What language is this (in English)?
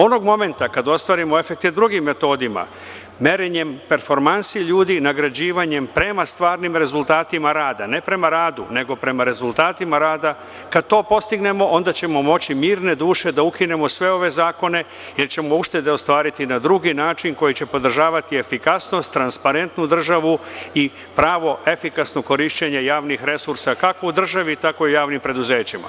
Serbian